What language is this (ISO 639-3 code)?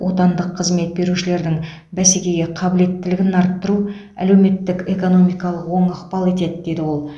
kaz